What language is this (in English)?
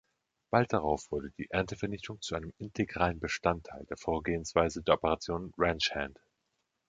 German